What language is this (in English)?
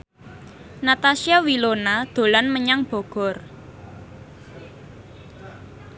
Javanese